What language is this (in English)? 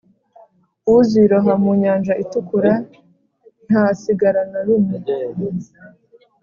Kinyarwanda